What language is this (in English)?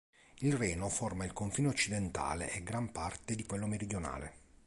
Italian